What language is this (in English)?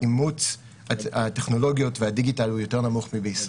Hebrew